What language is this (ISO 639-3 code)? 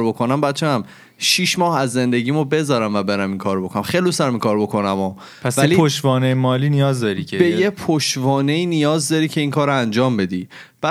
fas